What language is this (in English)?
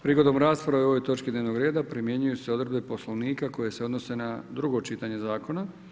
Croatian